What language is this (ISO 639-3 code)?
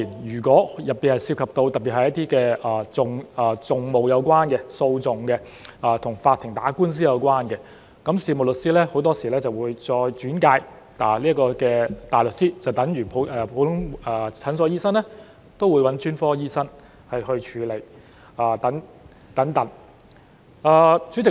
yue